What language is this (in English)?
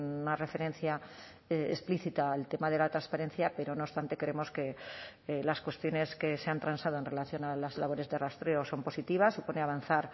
Spanish